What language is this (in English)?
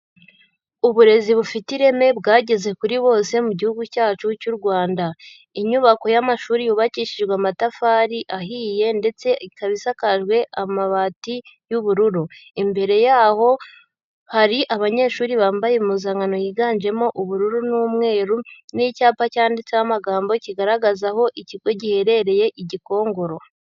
Kinyarwanda